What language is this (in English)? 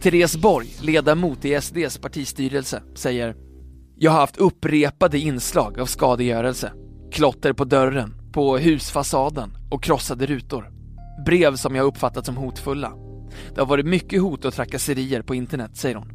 Swedish